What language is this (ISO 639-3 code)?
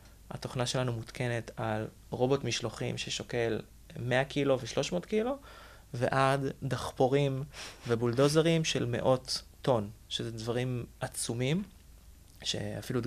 heb